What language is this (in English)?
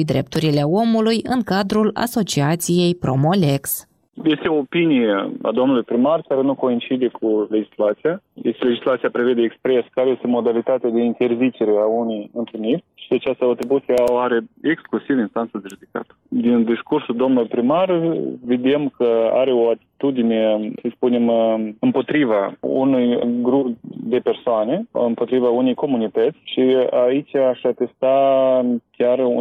Romanian